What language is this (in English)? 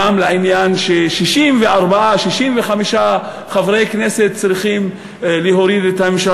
Hebrew